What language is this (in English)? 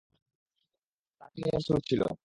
Bangla